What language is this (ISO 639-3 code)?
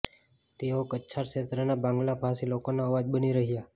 guj